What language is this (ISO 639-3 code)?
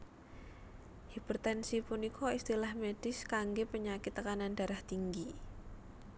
jav